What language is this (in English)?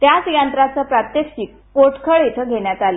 Marathi